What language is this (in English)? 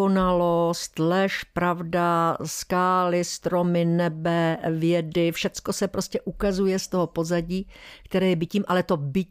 Czech